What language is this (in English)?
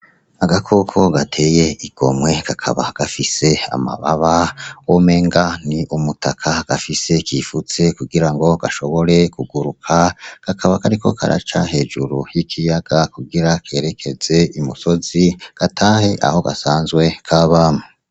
Rundi